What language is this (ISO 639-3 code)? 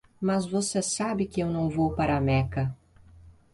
por